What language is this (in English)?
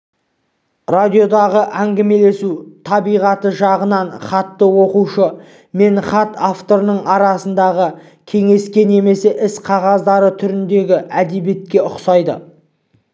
Kazakh